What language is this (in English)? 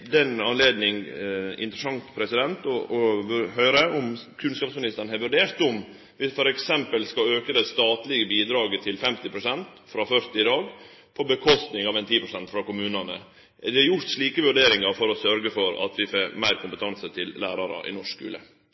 Norwegian Nynorsk